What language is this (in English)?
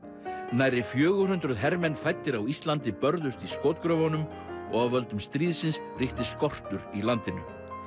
Icelandic